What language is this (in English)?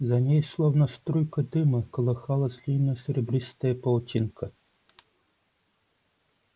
Russian